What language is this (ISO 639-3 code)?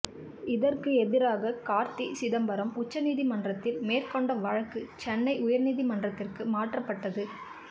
tam